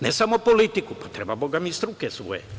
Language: Serbian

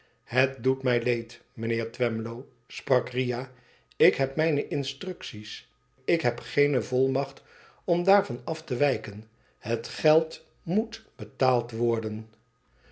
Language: Dutch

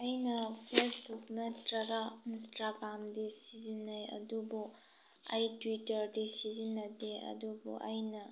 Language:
Manipuri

